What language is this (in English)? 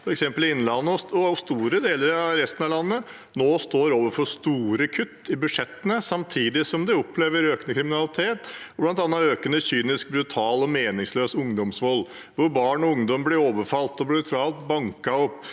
Norwegian